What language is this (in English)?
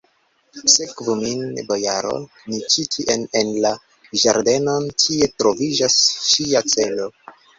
Esperanto